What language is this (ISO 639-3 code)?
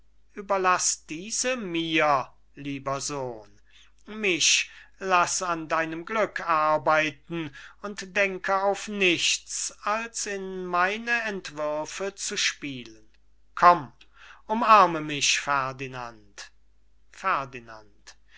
deu